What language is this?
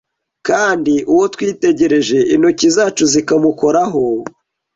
Kinyarwanda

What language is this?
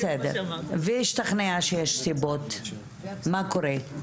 Hebrew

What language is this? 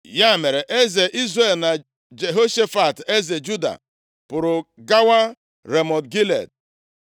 Igbo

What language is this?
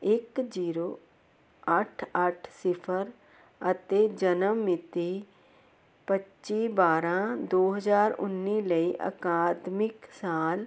Punjabi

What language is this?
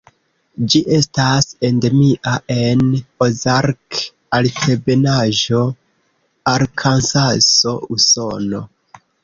Esperanto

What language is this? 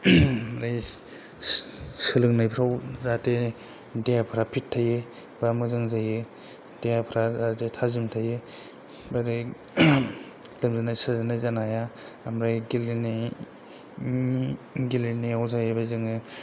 Bodo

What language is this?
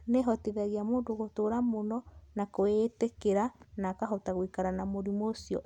Kikuyu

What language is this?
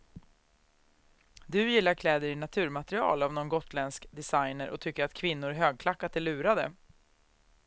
Swedish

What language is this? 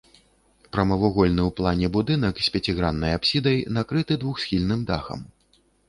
Belarusian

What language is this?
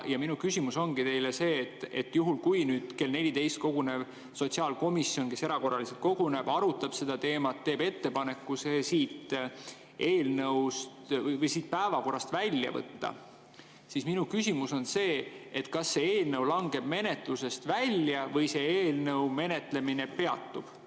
Estonian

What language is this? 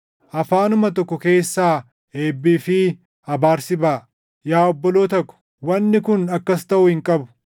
Oromo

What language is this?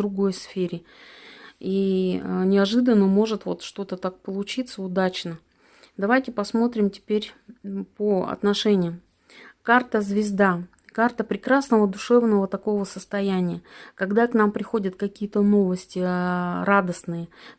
Russian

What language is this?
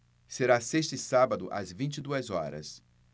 Portuguese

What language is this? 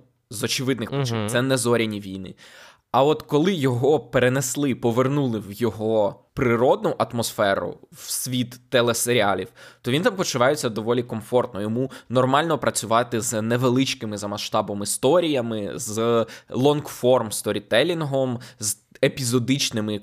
Ukrainian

